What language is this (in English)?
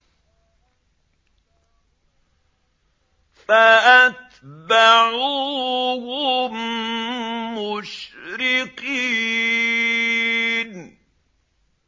Arabic